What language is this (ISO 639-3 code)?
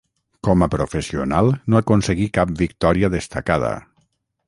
cat